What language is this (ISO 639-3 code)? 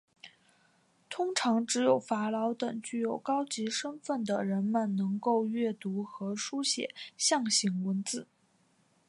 zho